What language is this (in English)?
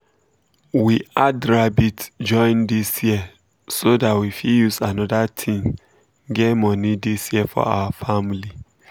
Nigerian Pidgin